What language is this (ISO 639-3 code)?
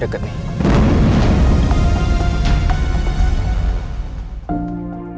ind